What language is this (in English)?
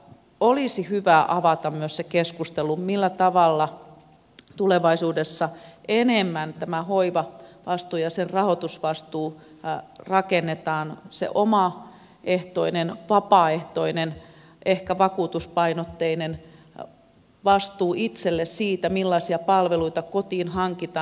Finnish